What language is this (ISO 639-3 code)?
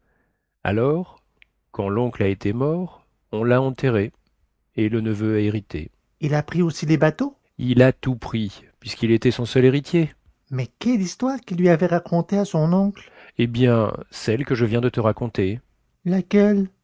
fra